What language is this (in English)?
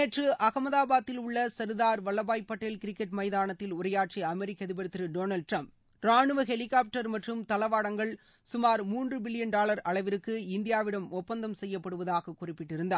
Tamil